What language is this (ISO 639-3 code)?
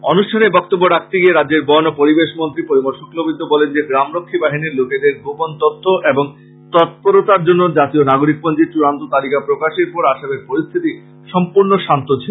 ben